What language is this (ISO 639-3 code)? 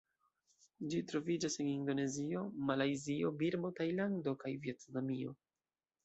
epo